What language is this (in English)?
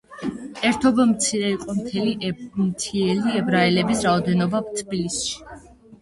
Georgian